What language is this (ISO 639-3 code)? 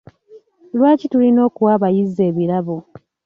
lug